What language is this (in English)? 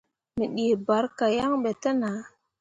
Mundang